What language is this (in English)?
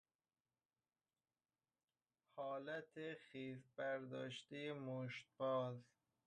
Persian